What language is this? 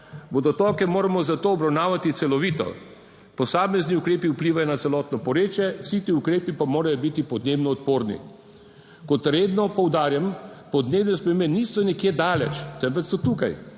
Slovenian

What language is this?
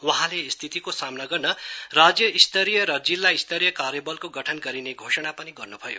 Nepali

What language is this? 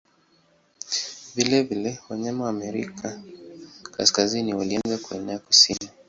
Swahili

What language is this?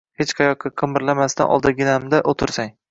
Uzbek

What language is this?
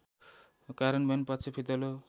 Nepali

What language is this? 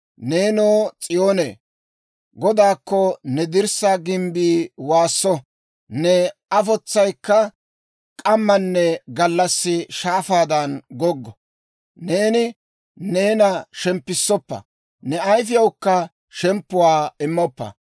Dawro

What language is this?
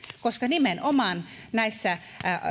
Finnish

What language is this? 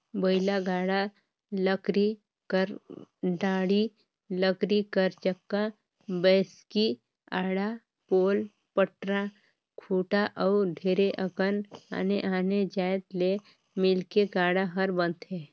Chhattisgarhi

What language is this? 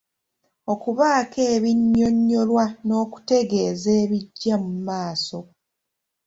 Ganda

